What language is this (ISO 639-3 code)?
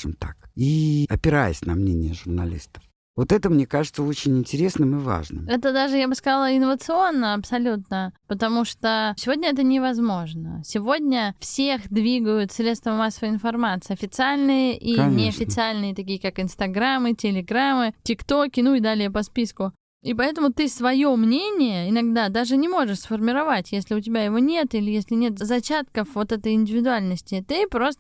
rus